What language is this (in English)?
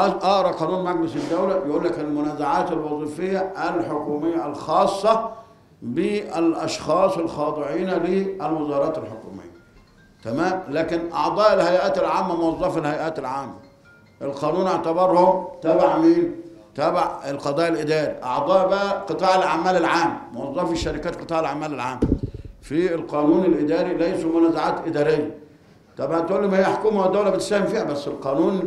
Arabic